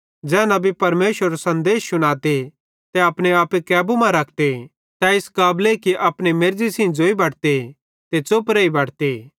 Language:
Bhadrawahi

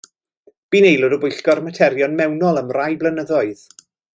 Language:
Welsh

